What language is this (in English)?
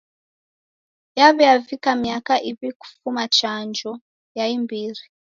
Taita